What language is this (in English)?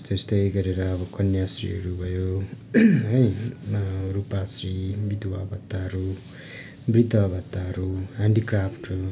Nepali